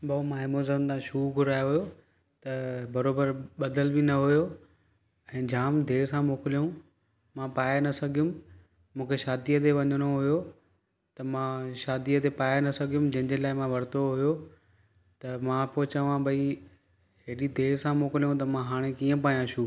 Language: Sindhi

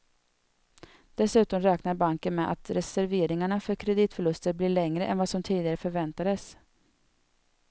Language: Swedish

